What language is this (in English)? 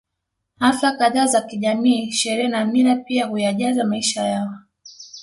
Swahili